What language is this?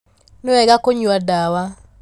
Kikuyu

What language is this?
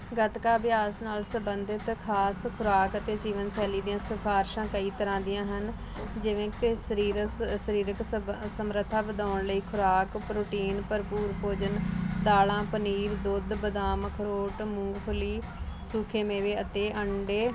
Punjabi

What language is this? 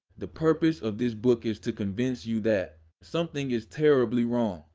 English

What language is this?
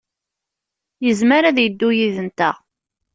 Kabyle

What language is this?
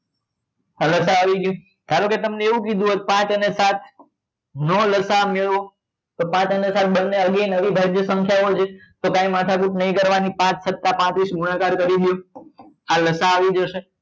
Gujarati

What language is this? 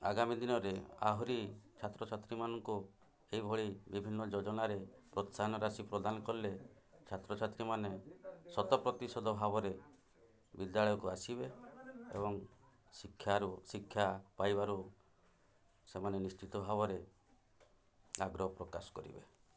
Odia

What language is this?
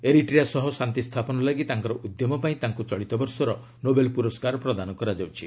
Odia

